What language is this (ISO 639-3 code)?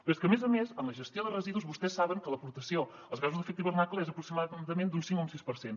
cat